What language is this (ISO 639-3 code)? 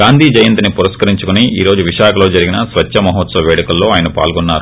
tel